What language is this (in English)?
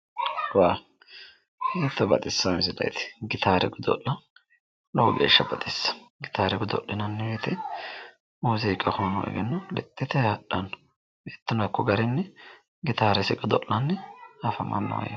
Sidamo